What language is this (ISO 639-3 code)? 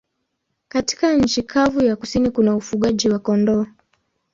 swa